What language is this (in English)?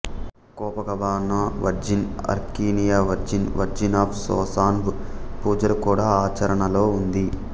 Telugu